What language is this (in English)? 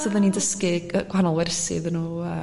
Welsh